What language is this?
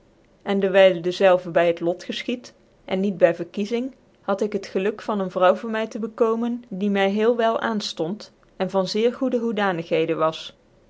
Dutch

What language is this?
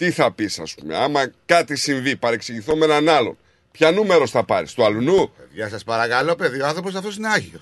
Greek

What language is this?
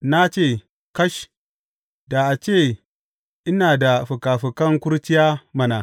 Hausa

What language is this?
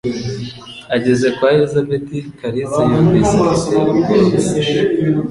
Kinyarwanda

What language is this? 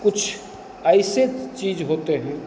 Hindi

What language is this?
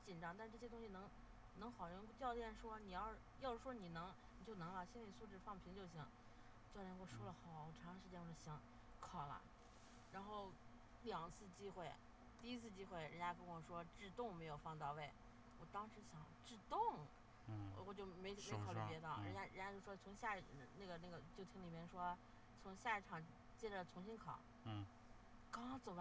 Chinese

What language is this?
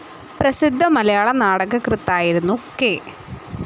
Malayalam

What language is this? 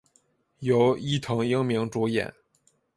Chinese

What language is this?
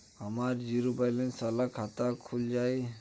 Bhojpuri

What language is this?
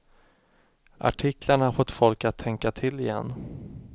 Swedish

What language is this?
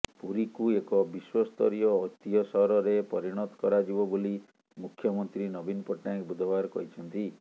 Odia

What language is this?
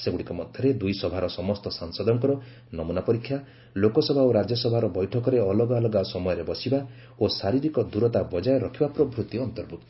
Odia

